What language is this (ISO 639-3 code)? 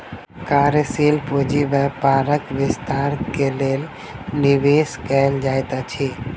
mai